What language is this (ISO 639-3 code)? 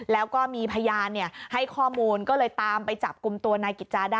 tha